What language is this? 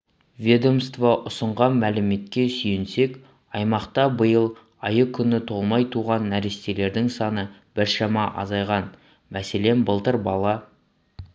Kazakh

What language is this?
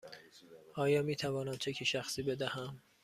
Persian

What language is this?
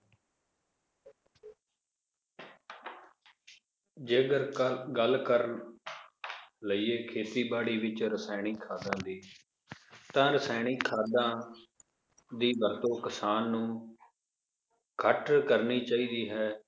Punjabi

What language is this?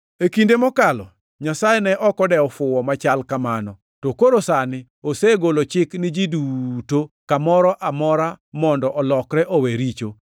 Luo (Kenya and Tanzania)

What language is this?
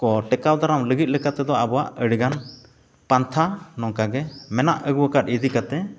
Santali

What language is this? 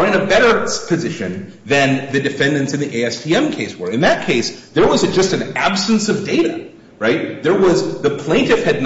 English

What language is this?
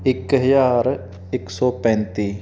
Punjabi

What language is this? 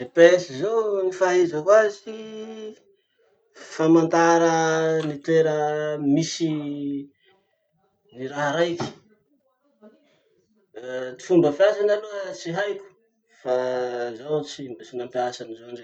Masikoro Malagasy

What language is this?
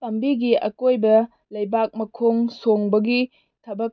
Manipuri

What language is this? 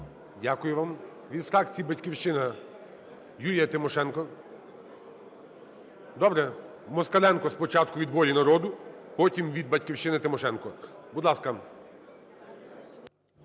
Ukrainian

